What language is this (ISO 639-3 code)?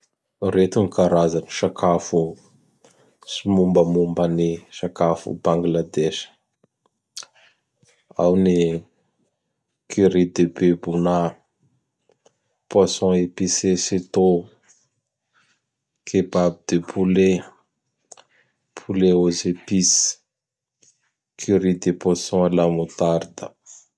bhr